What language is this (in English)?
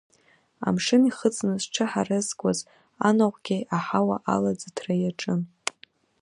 Abkhazian